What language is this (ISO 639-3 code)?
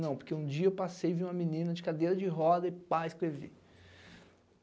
por